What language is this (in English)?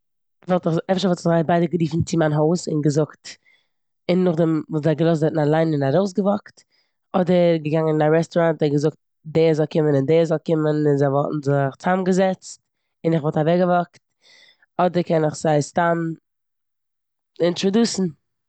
Yiddish